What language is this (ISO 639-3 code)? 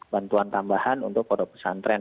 ind